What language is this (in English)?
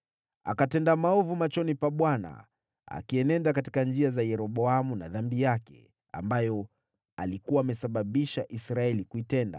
Swahili